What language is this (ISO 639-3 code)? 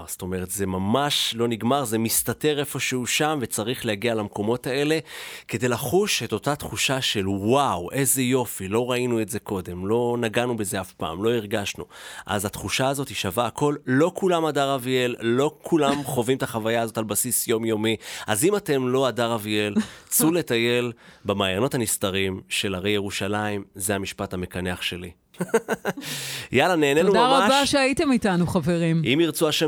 heb